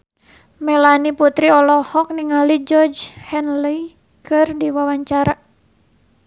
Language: Sundanese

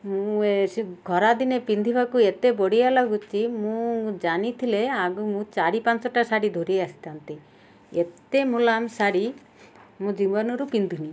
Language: Odia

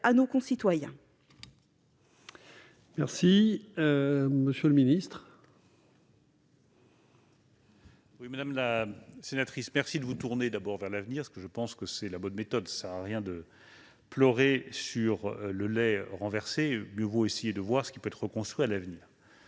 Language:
French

